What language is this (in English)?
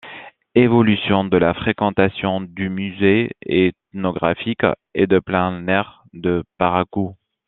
French